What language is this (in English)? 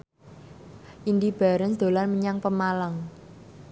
Javanese